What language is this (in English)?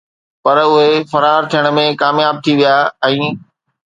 Sindhi